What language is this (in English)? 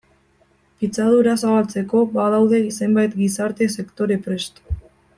Basque